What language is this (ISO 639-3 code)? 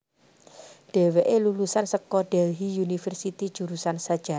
jav